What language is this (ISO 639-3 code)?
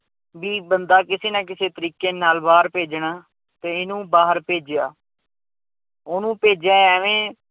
pan